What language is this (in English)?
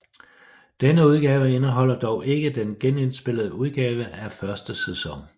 Danish